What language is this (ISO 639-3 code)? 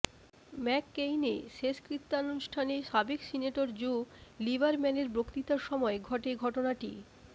ben